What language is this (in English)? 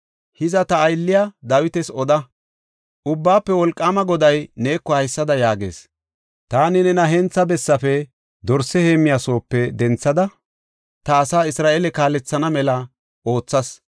Gofa